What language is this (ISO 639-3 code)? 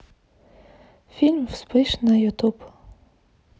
rus